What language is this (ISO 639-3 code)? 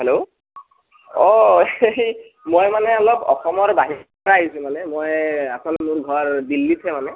asm